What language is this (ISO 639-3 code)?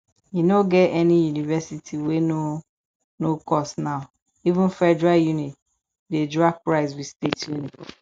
pcm